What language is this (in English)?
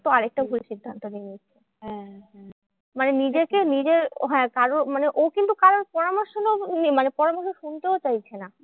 Bangla